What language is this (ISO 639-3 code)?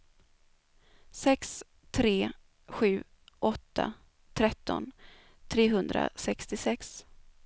swe